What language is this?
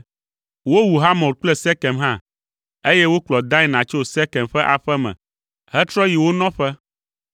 Ewe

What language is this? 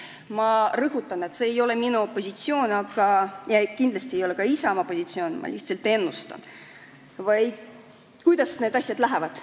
Estonian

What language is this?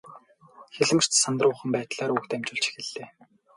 Mongolian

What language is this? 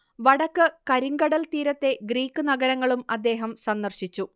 Malayalam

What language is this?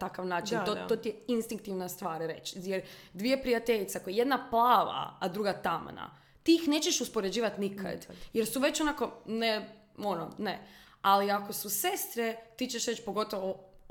Croatian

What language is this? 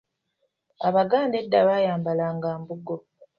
Ganda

